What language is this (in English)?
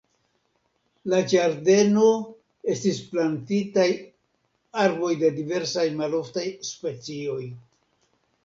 Esperanto